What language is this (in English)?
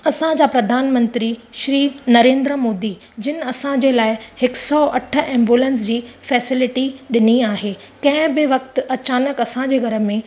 Sindhi